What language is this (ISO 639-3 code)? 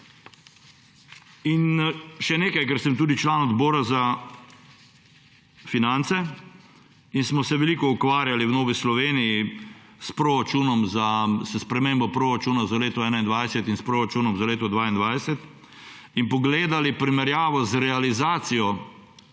slv